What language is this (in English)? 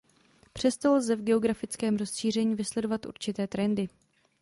Czech